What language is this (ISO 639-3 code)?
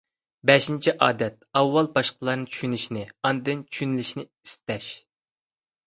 uig